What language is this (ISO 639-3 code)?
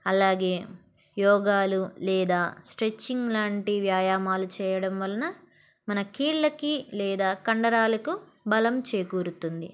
tel